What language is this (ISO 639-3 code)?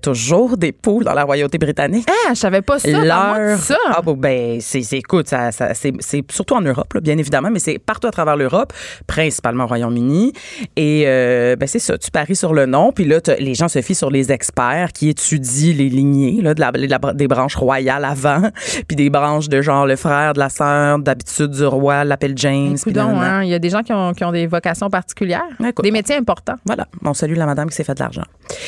fra